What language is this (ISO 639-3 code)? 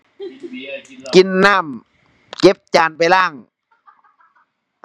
tha